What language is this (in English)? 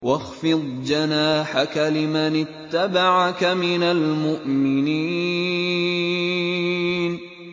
Arabic